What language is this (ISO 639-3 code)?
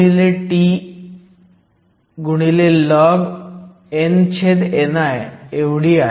mar